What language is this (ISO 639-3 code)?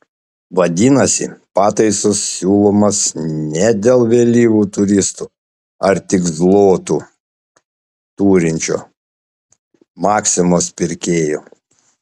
lit